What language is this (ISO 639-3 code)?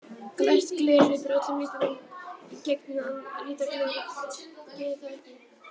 isl